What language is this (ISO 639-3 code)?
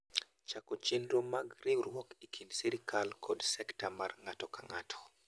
luo